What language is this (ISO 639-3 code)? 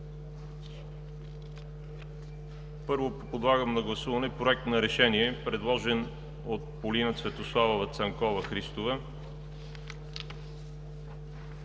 bul